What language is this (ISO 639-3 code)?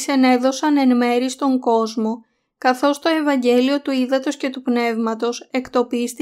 ell